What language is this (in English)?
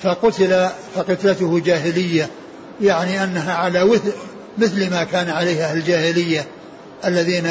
Arabic